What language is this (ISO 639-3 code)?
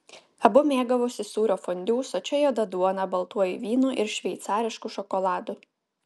lit